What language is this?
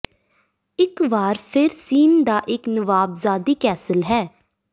Punjabi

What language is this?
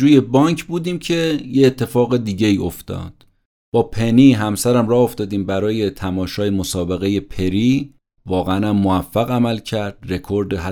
Persian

